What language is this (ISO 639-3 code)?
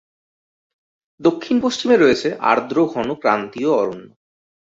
ben